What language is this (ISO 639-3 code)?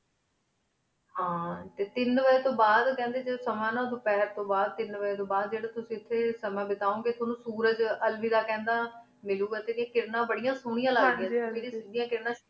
pan